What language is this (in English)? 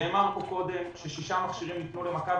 Hebrew